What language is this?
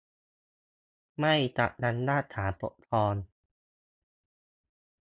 Thai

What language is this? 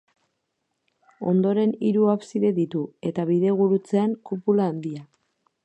Basque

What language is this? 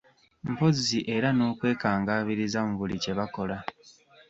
Ganda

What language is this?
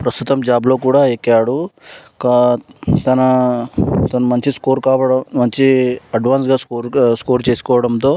Telugu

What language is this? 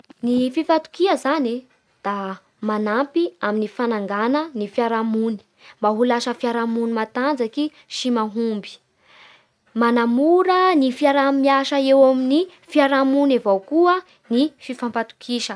Bara Malagasy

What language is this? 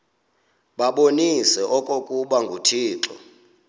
Xhosa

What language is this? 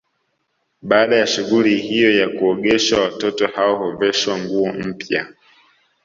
Swahili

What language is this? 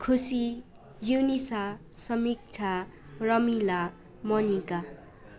Nepali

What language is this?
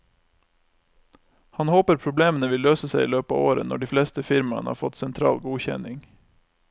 Norwegian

